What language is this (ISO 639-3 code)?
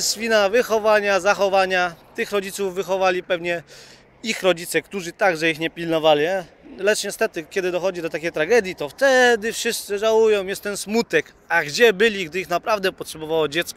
pol